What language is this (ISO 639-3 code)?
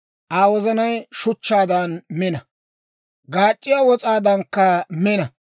dwr